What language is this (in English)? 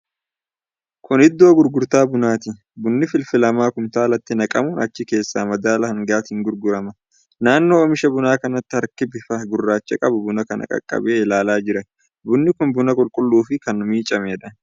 Oromo